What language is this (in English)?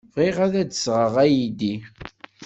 Kabyle